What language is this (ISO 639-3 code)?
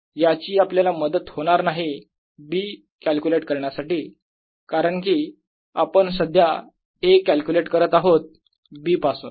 mar